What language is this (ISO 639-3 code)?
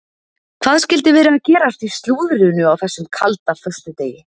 isl